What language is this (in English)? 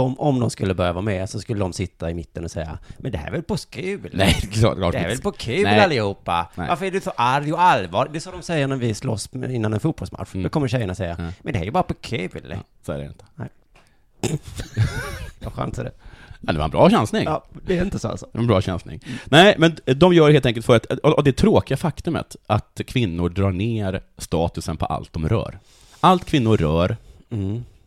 Swedish